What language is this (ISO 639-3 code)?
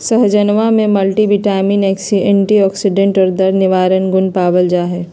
mag